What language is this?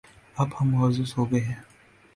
Urdu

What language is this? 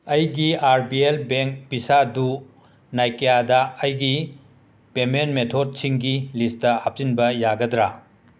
Manipuri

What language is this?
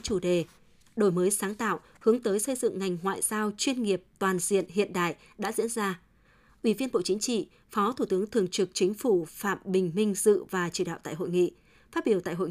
Vietnamese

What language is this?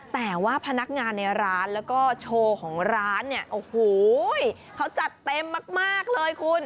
Thai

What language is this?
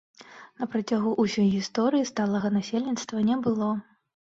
Belarusian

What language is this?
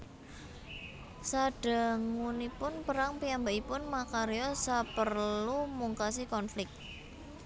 Javanese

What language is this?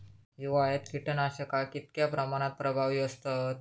Marathi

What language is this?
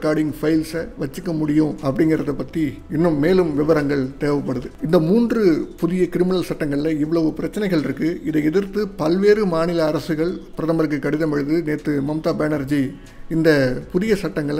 Korean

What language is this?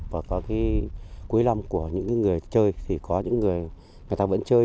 Vietnamese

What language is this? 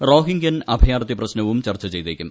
Malayalam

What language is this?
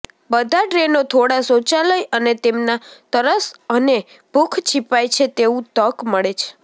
Gujarati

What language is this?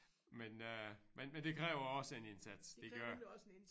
Danish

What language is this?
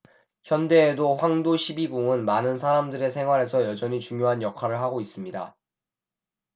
Korean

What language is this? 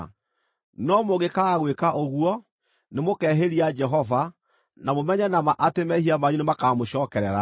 Kikuyu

